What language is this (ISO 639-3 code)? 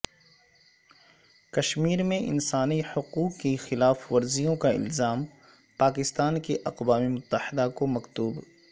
urd